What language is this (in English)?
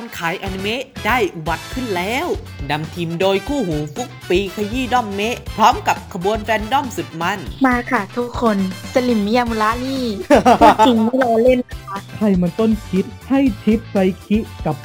Thai